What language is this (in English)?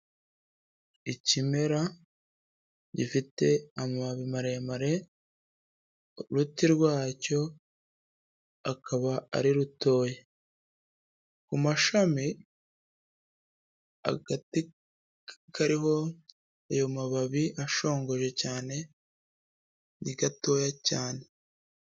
Kinyarwanda